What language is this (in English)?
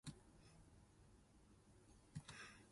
Min Nan Chinese